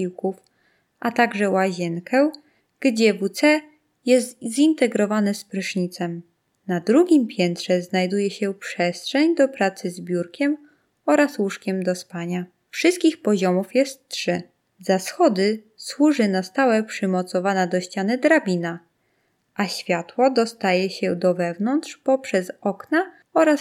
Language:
Polish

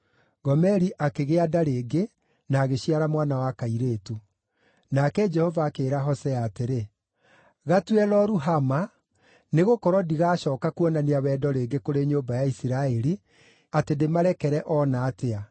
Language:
Kikuyu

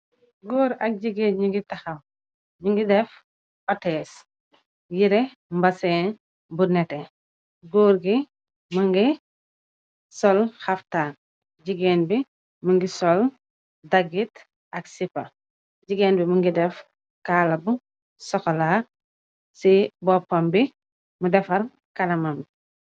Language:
Wolof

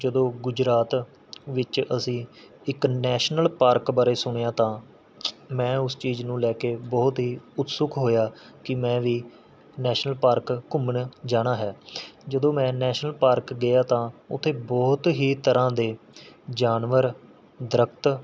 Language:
Punjabi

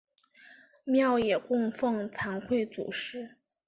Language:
Chinese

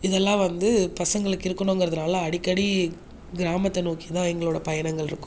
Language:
Tamil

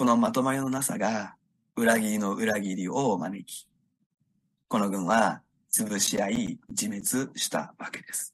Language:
Japanese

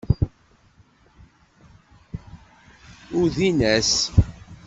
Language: Kabyle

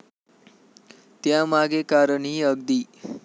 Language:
Marathi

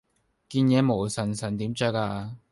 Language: Cantonese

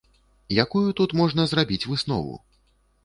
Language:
Belarusian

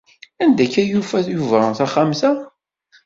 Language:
Kabyle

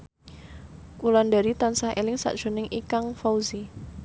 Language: Javanese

